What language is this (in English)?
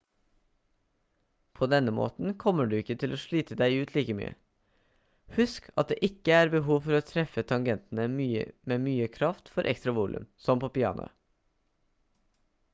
Norwegian Bokmål